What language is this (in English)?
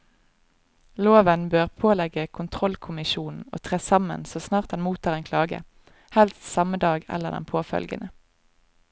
Norwegian